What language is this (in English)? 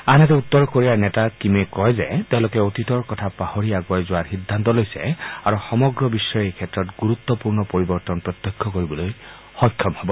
Assamese